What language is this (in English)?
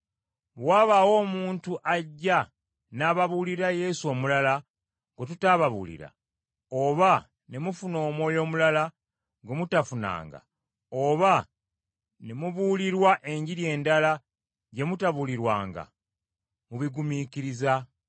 Ganda